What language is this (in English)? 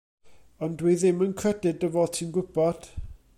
Welsh